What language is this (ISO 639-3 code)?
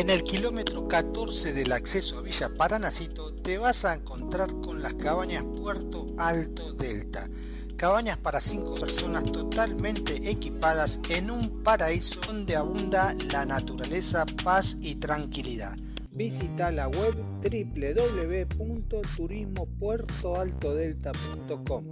spa